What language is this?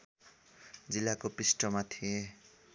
Nepali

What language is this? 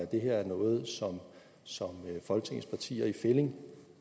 Danish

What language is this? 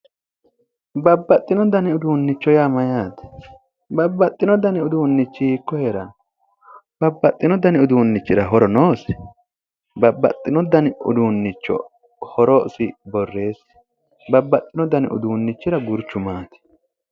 Sidamo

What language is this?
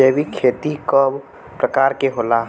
Bhojpuri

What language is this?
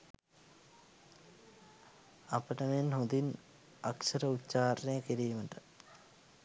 Sinhala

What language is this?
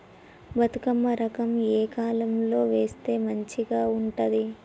Telugu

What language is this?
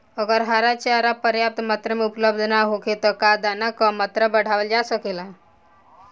Bhojpuri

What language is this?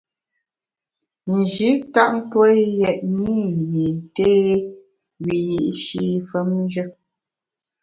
Bamun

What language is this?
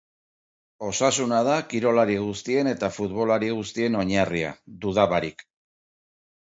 Basque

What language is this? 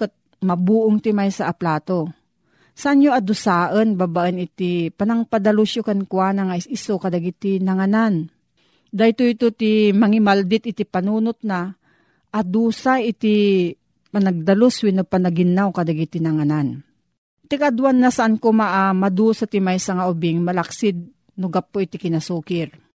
Filipino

